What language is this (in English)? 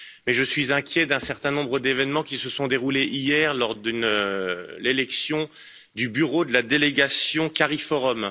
French